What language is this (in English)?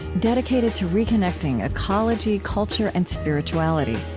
English